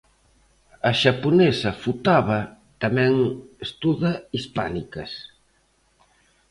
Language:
Galician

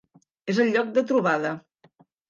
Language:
Catalan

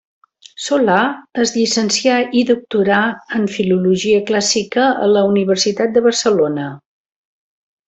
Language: Catalan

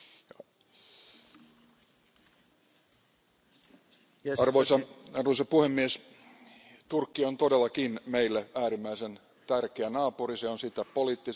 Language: Finnish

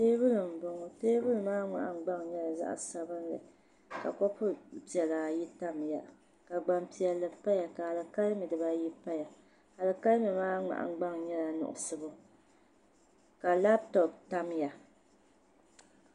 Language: Dagbani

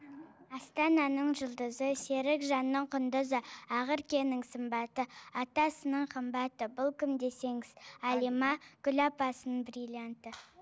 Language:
Kazakh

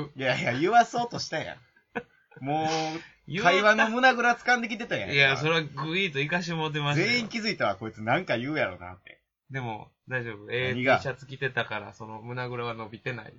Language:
Japanese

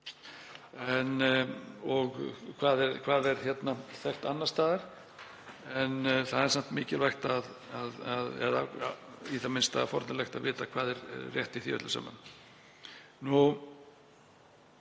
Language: Icelandic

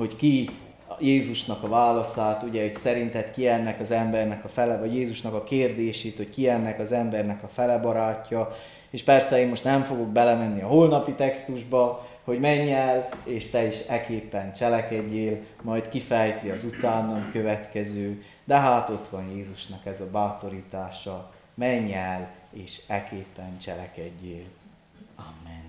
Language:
Hungarian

